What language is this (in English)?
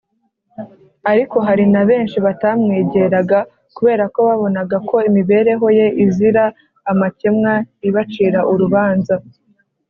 Kinyarwanda